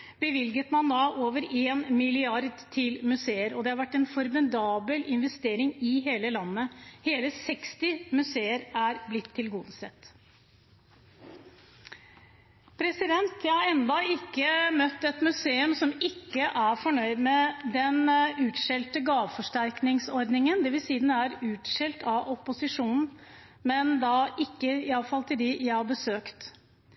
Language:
Norwegian Bokmål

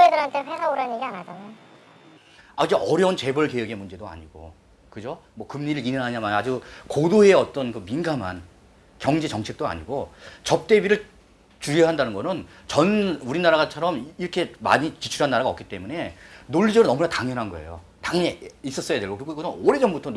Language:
Korean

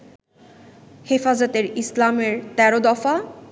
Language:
Bangla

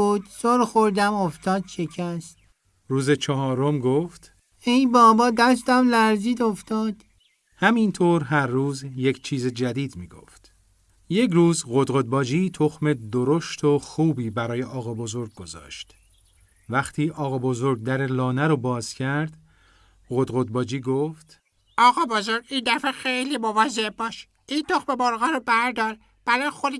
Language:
Persian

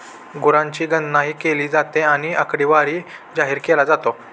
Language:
Marathi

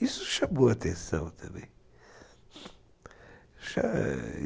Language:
Portuguese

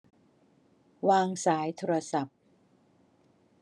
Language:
Thai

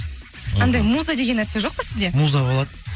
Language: Kazakh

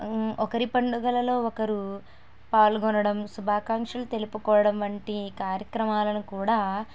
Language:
Telugu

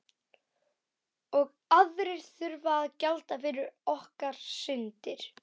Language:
Icelandic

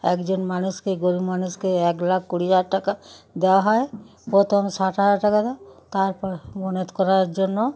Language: Bangla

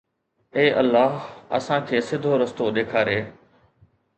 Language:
Sindhi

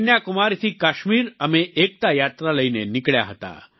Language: Gujarati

